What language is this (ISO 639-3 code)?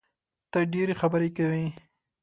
pus